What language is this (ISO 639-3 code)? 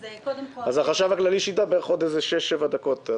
heb